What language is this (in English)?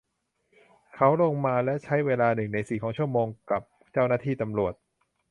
Thai